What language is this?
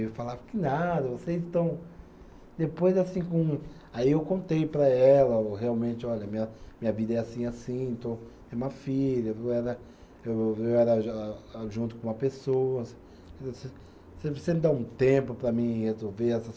Portuguese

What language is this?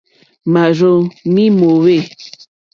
Mokpwe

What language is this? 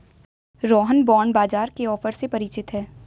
Hindi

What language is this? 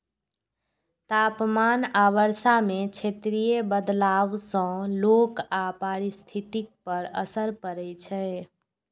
Maithili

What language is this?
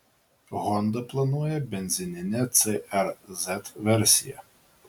Lithuanian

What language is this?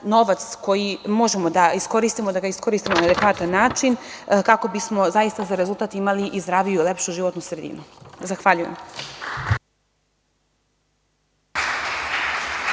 Serbian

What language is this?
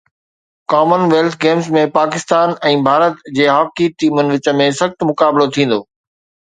Sindhi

